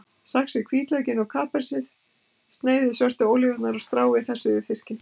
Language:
Icelandic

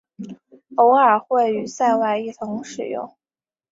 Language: Chinese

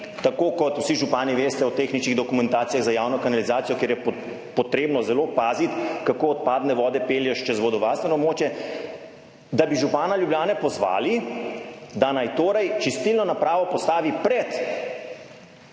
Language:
Slovenian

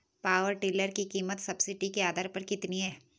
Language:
Hindi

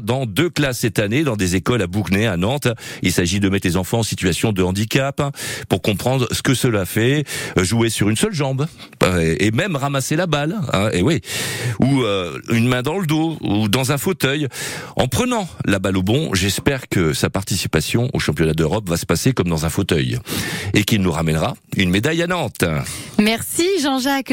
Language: French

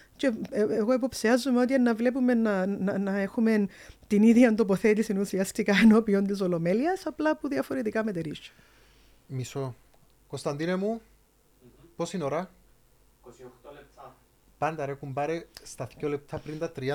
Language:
Greek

